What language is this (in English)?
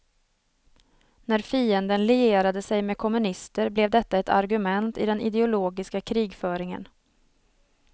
Swedish